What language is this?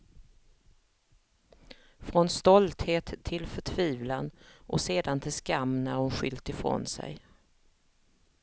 Swedish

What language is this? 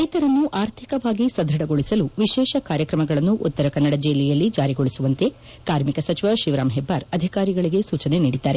Kannada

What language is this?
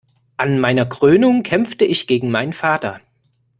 German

